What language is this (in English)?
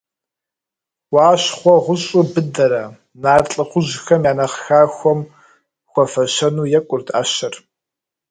Kabardian